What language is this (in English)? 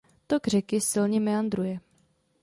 Czech